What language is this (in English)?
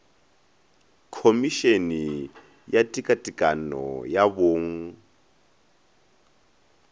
Northern Sotho